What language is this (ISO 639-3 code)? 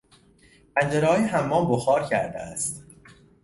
fas